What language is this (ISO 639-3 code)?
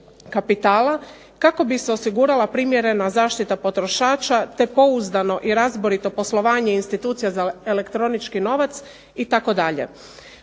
hrv